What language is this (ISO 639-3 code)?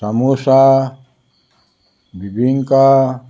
kok